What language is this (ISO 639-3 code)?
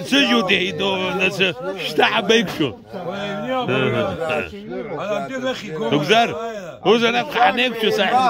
ara